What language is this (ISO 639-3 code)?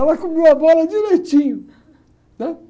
por